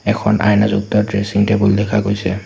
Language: Assamese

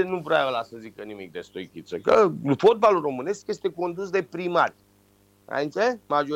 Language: Romanian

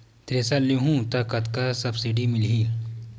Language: Chhattisgarhi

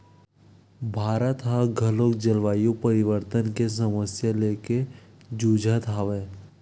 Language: Chhattisgarhi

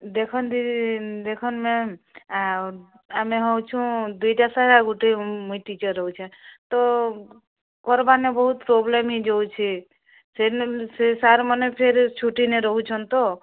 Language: Odia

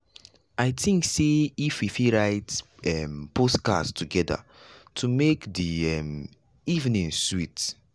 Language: Nigerian Pidgin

